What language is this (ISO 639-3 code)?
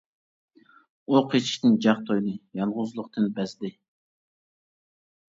uig